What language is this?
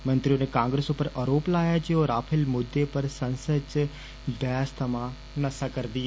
Dogri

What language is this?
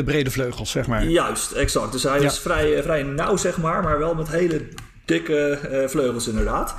Dutch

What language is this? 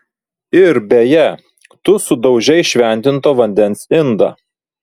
Lithuanian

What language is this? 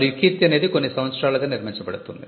Telugu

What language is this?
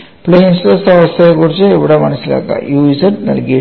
Malayalam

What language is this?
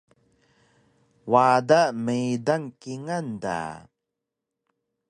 Taroko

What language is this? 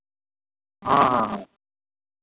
Maithili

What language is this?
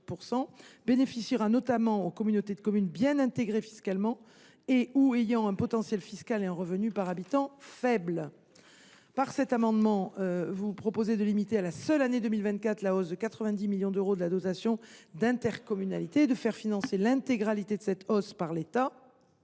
French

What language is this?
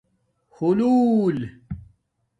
Domaaki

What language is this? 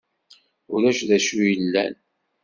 Kabyle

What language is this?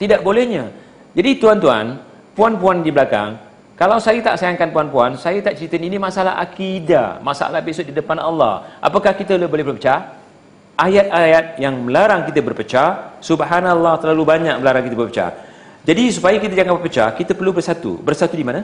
Malay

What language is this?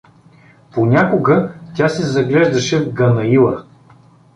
Bulgarian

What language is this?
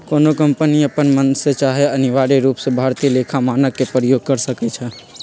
Magahi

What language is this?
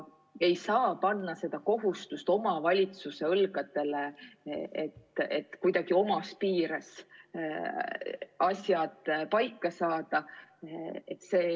Estonian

